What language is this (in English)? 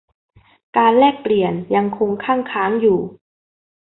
Thai